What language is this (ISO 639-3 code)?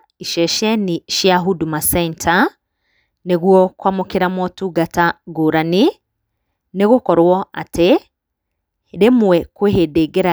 kik